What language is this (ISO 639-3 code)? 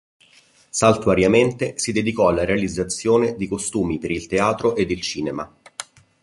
ita